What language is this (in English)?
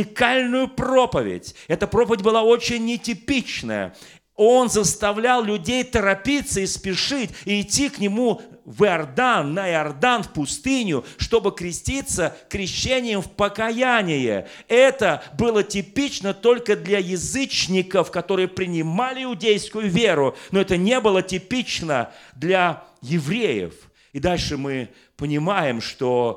Russian